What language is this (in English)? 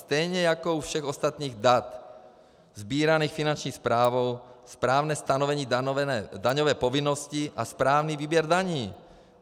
Czech